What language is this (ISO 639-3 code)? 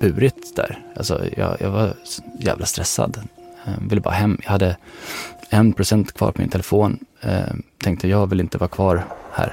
swe